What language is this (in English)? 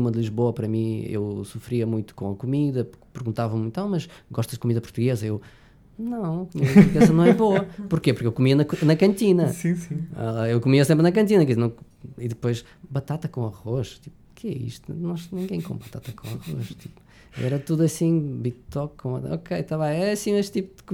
Portuguese